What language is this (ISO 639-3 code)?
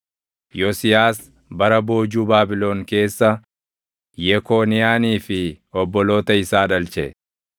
orm